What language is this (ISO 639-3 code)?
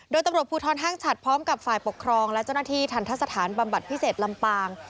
tha